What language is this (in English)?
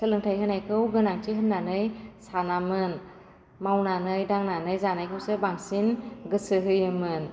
Bodo